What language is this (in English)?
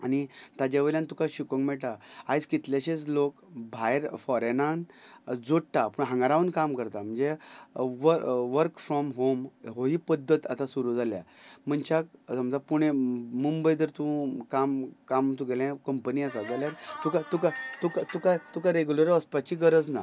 Konkani